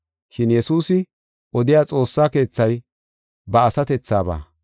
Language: Gofa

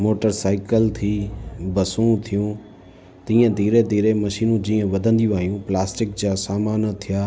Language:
Sindhi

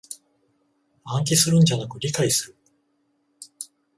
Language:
Japanese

